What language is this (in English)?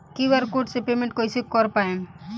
Bhojpuri